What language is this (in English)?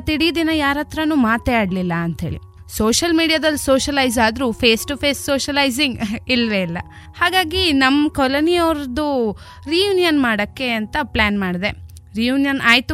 Kannada